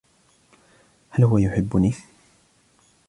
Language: Arabic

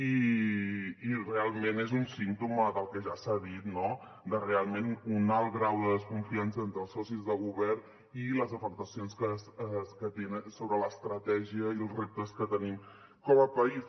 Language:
Catalan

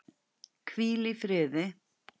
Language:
Icelandic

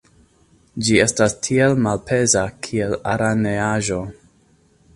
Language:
Esperanto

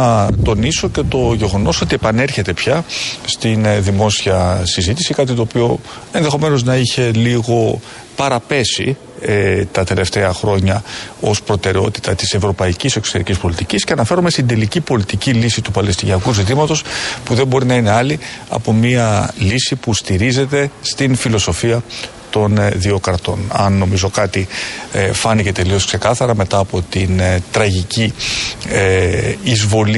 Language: Greek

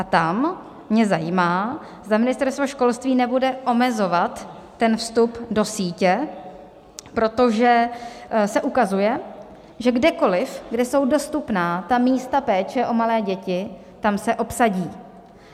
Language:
Czech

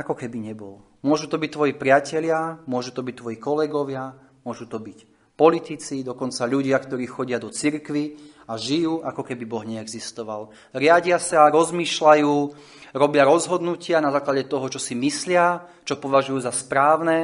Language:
Slovak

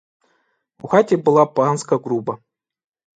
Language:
Ukrainian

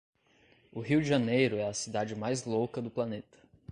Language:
Portuguese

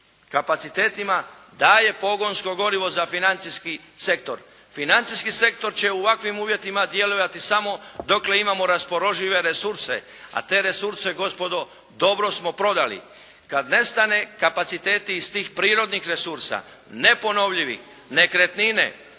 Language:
Croatian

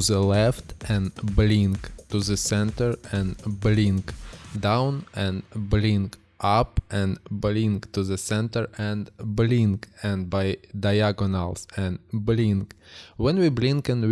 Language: English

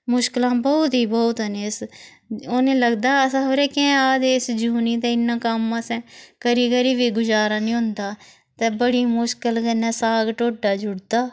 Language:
Dogri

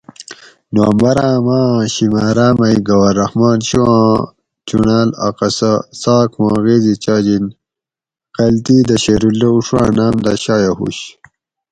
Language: Gawri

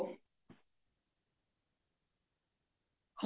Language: Punjabi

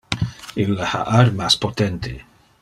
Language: Interlingua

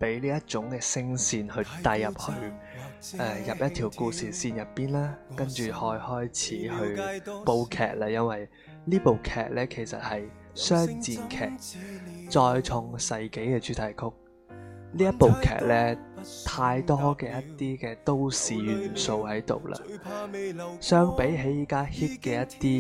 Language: Chinese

